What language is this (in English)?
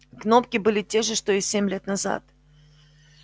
Russian